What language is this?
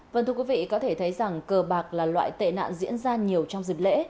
Vietnamese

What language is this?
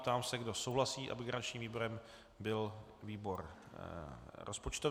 Czech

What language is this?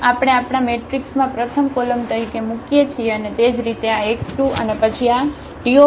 Gujarati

